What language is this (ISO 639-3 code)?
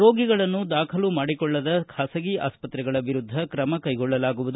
kan